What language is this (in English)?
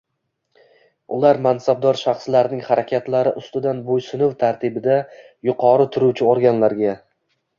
Uzbek